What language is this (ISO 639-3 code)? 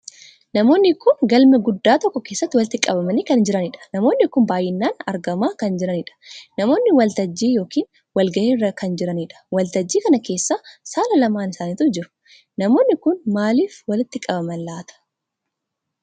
orm